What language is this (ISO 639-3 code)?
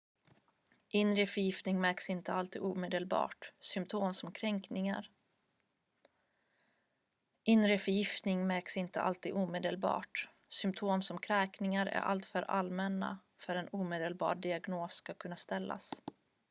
swe